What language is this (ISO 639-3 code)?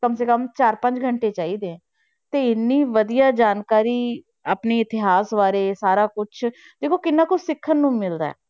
pan